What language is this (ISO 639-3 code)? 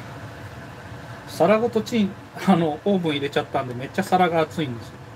jpn